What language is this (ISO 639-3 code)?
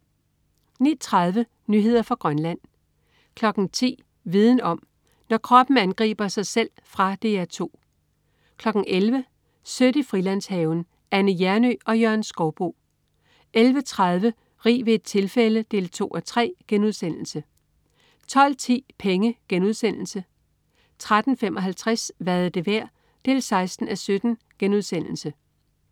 dan